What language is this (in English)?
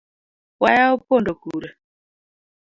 Luo (Kenya and Tanzania)